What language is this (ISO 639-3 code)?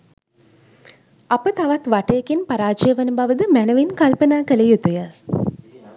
sin